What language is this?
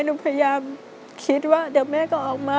Thai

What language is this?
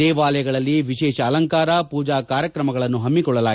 Kannada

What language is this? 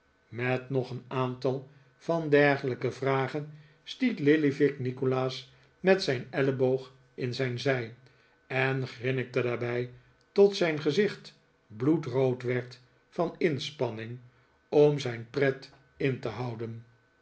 Dutch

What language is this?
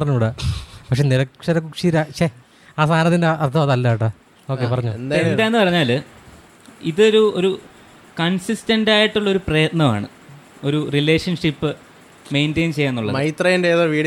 Malayalam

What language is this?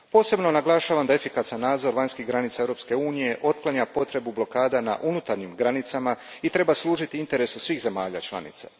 Croatian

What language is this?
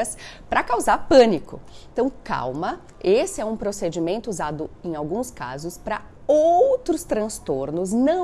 Portuguese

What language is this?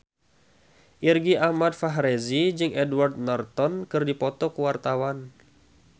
Sundanese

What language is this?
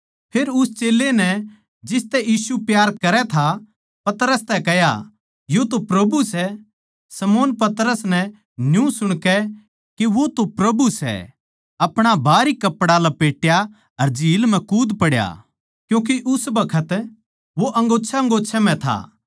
Haryanvi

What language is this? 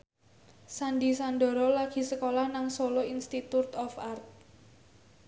Javanese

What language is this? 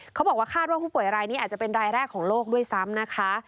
Thai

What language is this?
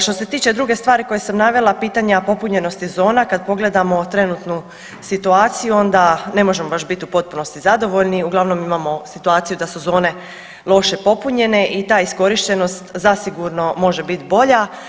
Croatian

